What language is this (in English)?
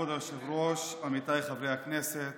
Hebrew